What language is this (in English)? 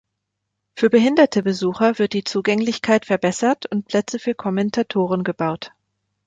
German